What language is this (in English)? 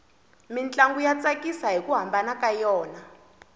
Tsonga